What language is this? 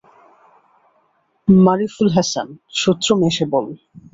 Bangla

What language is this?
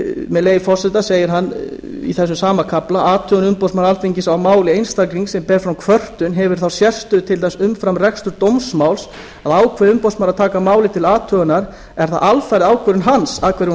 Icelandic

